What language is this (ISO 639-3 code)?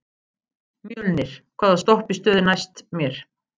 isl